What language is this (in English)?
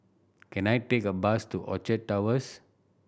English